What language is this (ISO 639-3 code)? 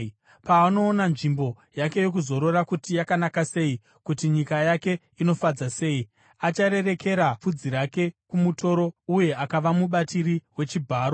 sna